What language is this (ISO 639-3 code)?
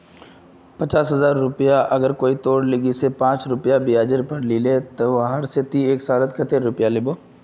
mag